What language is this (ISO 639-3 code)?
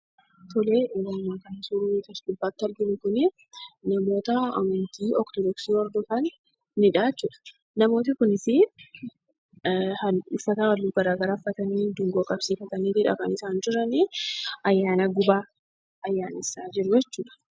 orm